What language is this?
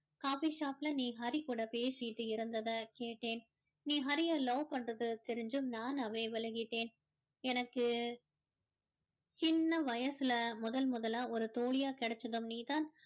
Tamil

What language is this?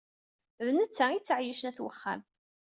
Kabyle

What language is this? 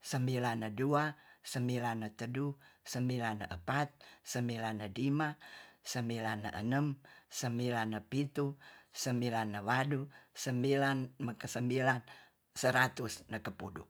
Tonsea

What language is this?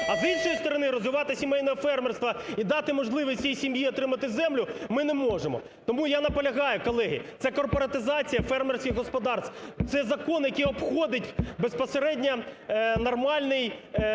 Ukrainian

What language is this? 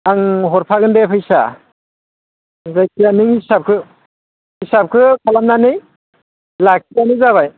Bodo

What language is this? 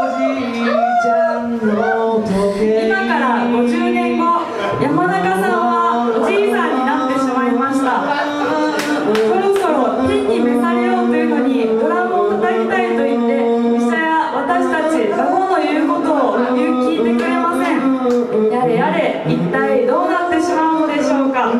Japanese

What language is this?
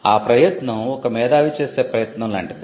Telugu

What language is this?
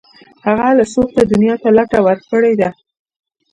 Pashto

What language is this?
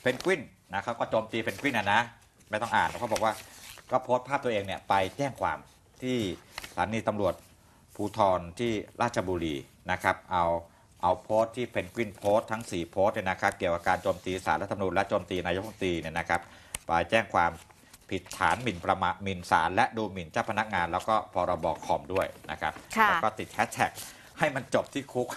Thai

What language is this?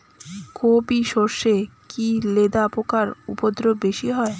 Bangla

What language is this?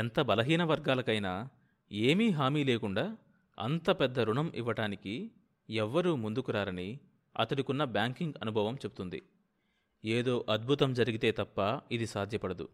Telugu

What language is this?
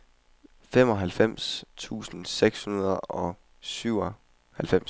Danish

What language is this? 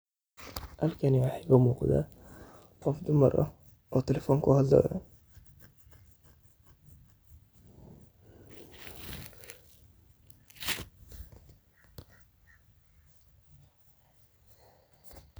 Somali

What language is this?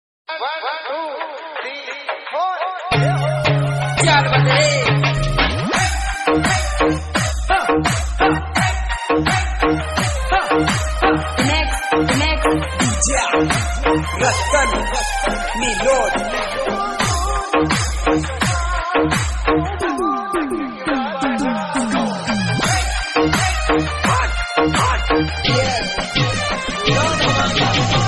Hindi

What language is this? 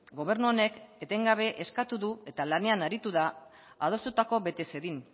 Basque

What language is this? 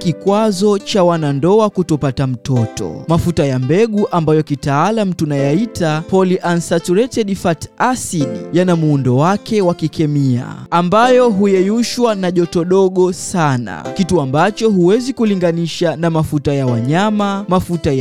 Swahili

